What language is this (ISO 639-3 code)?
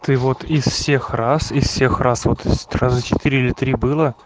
rus